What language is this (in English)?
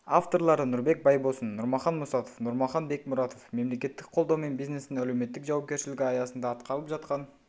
Kazakh